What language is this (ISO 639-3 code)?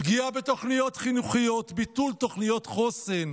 heb